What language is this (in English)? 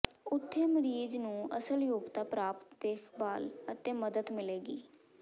Punjabi